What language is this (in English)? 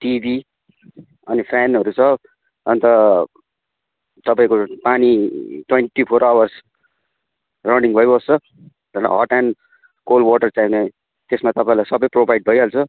Nepali